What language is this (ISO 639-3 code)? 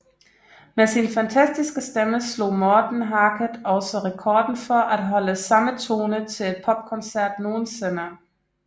dan